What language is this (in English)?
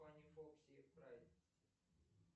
Russian